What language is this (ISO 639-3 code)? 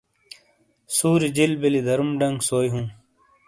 scl